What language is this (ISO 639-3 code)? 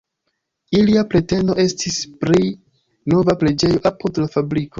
epo